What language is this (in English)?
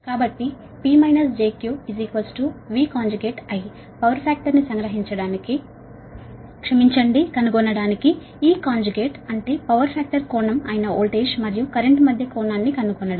Telugu